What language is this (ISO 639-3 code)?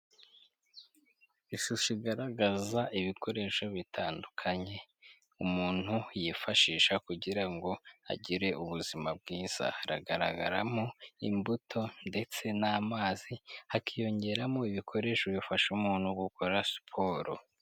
kin